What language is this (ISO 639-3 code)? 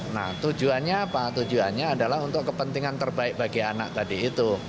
ind